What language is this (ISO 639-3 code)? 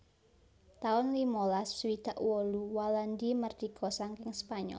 jav